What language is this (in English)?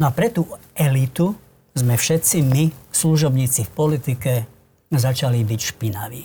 Slovak